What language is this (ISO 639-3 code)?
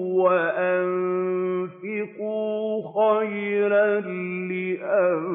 ara